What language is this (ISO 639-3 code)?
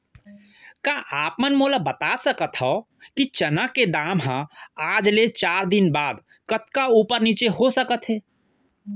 hne